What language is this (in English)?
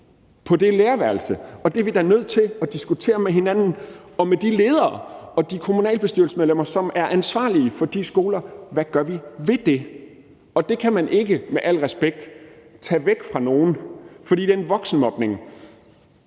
Danish